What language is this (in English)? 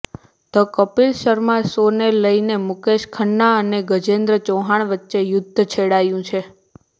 Gujarati